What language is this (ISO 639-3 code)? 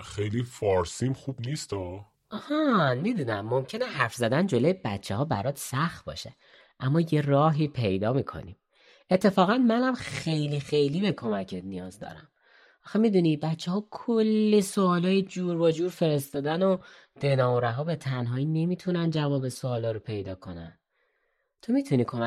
fas